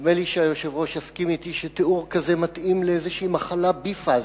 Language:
Hebrew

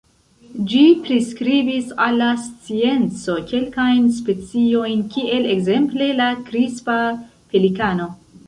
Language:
Esperanto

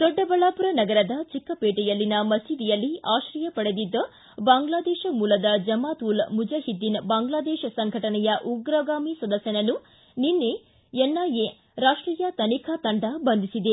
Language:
Kannada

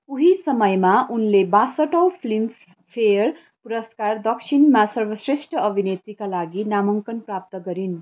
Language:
Nepali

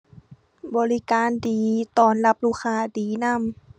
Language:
Thai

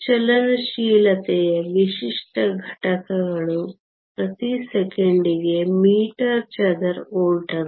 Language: Kannada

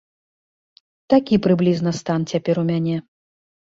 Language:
Belarusian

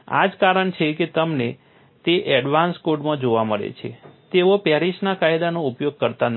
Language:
Gujarati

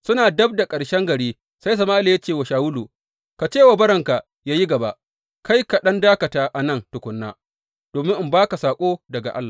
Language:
Hausa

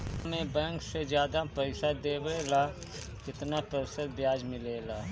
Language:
Bhojpuri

